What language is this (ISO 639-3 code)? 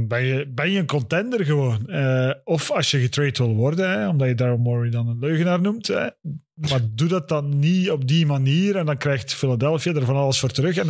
nld